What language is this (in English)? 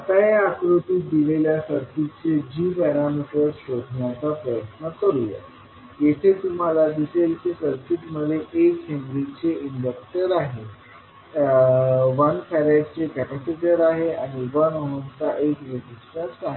Marathi